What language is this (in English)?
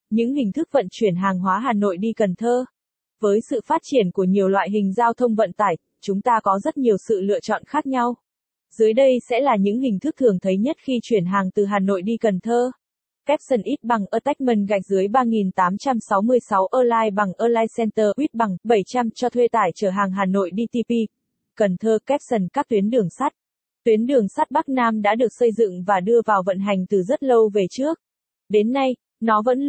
Vietnamese